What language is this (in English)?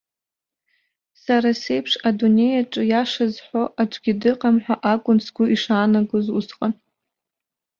Abkhazian